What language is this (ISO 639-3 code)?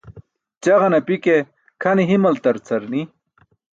bsk